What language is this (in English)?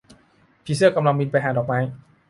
Thai